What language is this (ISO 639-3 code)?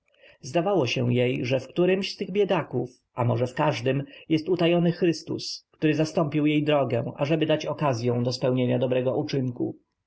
pol